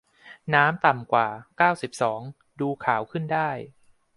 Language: Thai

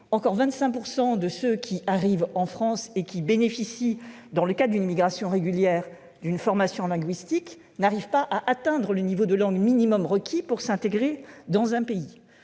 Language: French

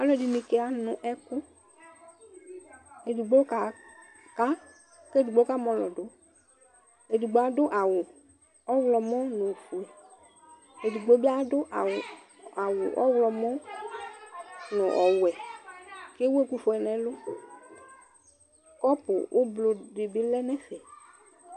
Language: Ikposo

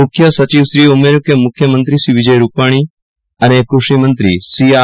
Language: Gujarati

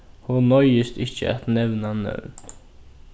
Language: Faroese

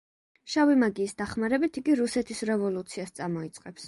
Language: Georgian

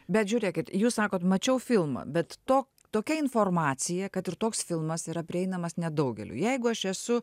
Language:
Lithuanian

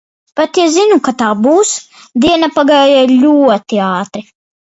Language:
Latvian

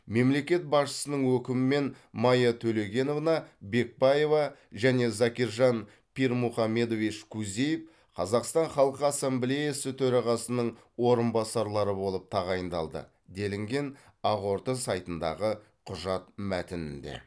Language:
Kazakh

